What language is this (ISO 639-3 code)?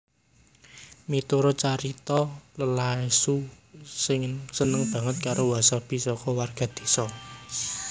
jav